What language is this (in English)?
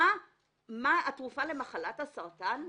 Hebrew